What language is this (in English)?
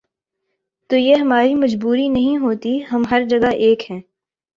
Urdu